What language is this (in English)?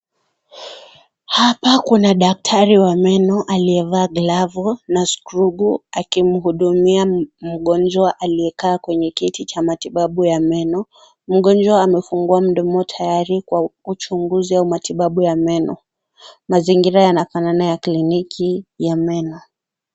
Swahili